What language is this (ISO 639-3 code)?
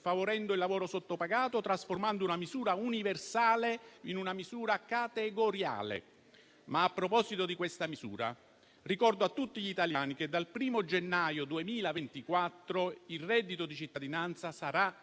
ita